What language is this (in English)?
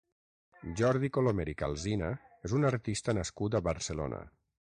Catalan